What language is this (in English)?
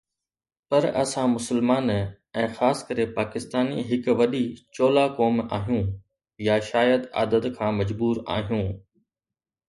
Sindhi